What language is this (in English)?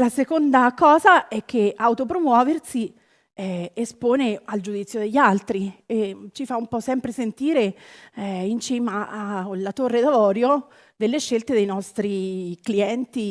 Italian